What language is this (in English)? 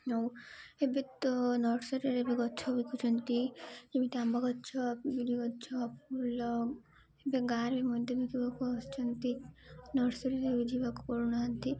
Odia